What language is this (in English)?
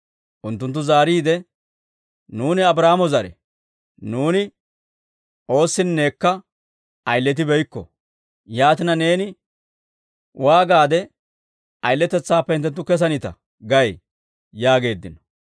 Dawro